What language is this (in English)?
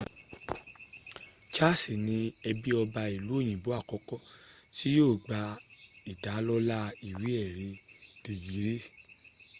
Yoruba